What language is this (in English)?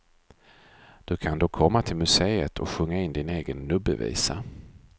Swedish